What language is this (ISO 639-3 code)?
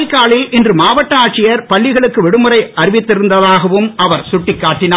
tam